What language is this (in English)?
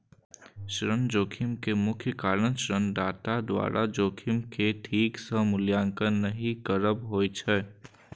Maithili